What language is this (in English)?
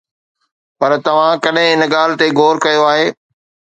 Sindhi